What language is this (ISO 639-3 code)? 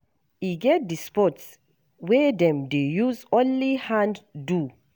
pcm